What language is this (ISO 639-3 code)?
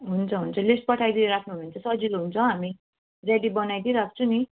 nep